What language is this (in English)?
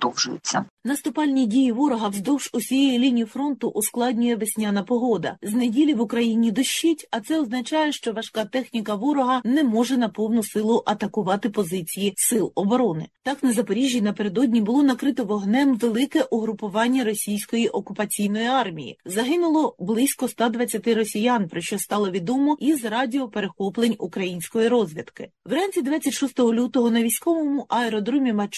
Ukrainian